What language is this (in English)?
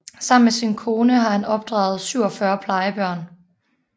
Danish